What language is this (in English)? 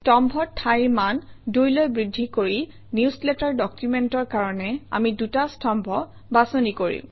Assamese